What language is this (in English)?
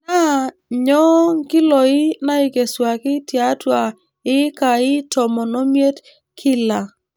Masai